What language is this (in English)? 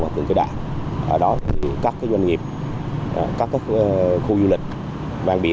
Vietnamese